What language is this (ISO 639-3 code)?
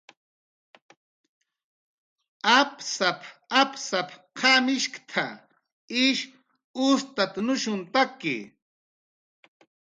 jqr